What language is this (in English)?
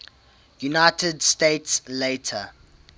English